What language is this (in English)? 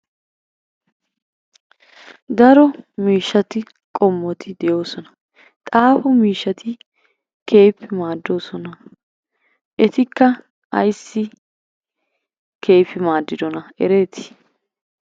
Wolaytta